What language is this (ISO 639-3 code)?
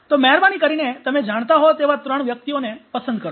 guj